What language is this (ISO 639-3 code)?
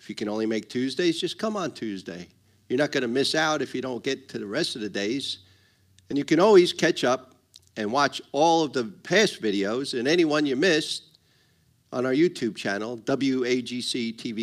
eng